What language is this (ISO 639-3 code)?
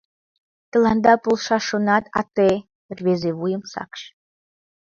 chm